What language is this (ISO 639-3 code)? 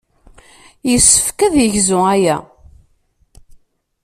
kab